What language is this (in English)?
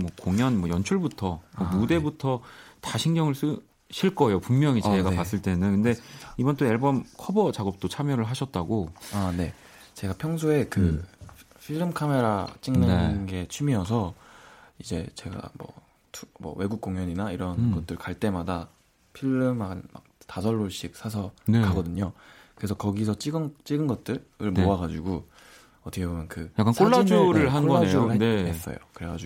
Korean